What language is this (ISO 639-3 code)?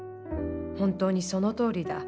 jpn